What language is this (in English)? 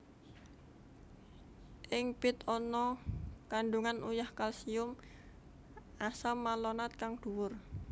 Javanese